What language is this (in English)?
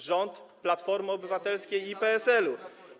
Polish